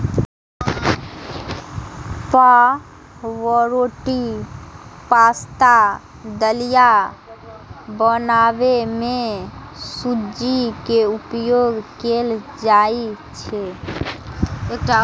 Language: Maithili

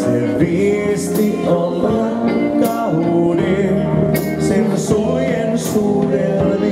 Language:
Latvian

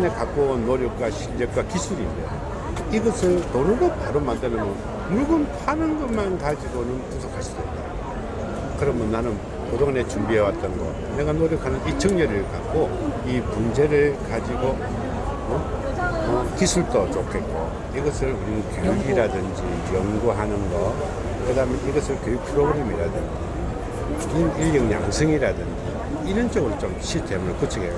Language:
Korean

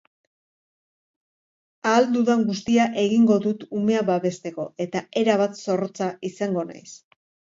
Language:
Basque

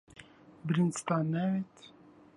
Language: Central Kurdish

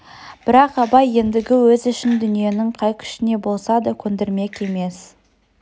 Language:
Kazakh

